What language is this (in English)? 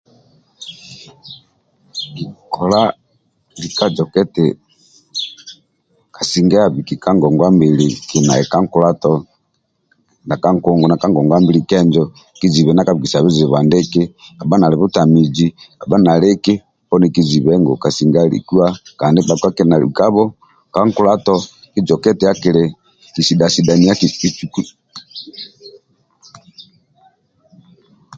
Amba (Uganda)